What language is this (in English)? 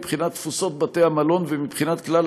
Hebrew